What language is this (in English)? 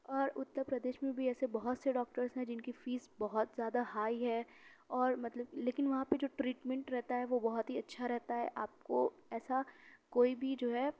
Urdu